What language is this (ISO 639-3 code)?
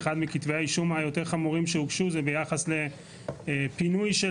heb